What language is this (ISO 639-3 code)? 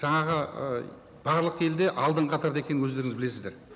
kaz